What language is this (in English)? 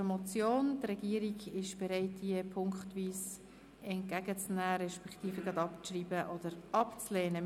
Swiss German